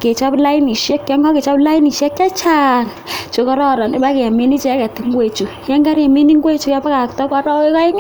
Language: Kalenjin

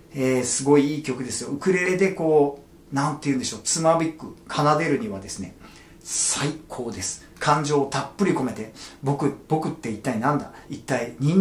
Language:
Japanese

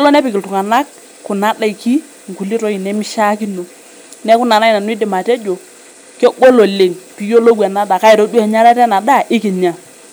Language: Masai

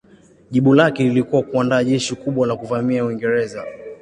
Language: Swahili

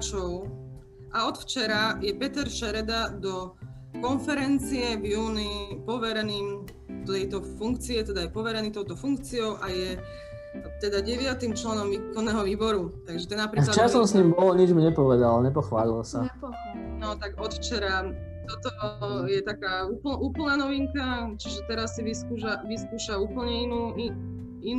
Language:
Slovak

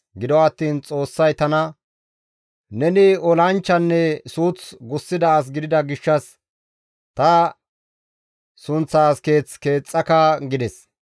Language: Gamo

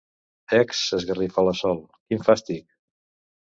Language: Catalan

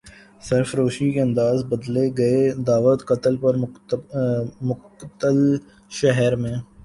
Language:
Urdu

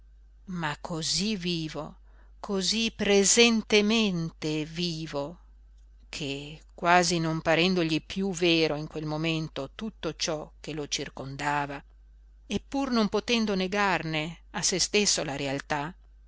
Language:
Italian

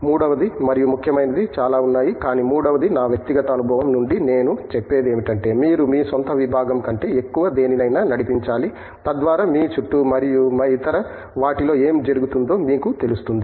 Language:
Telugu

